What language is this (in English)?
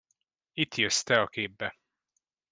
Hungarian